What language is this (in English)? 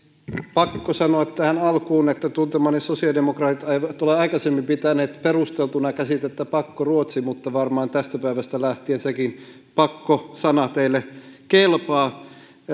Finnish